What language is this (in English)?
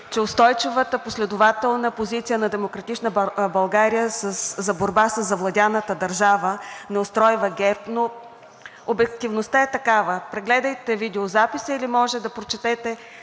Bulgarian